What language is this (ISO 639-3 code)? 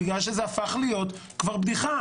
heb